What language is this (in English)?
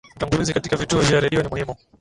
Swahili